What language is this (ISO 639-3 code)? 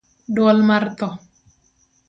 luo